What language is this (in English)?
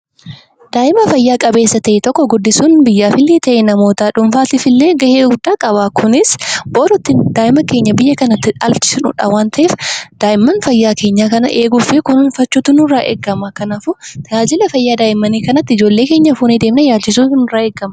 Oromo